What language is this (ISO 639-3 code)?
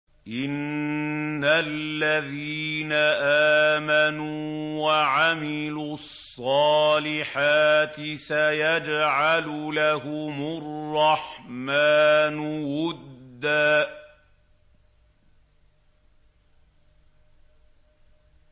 ara